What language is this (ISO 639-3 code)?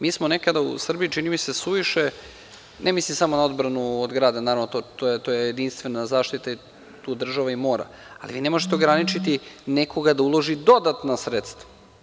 srp